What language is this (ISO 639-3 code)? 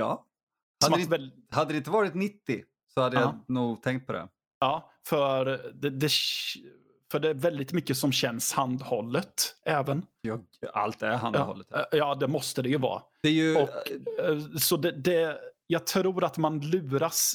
swe